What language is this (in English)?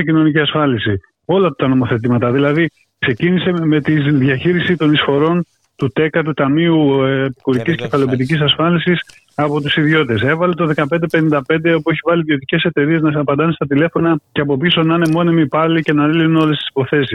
Greek